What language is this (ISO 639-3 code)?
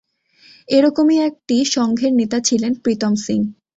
ben